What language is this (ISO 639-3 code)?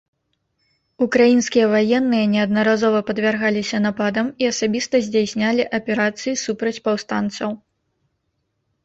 bel